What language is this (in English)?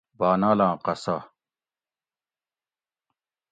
Gawri